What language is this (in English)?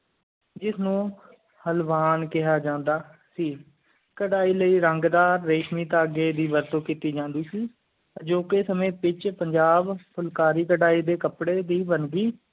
Punjabi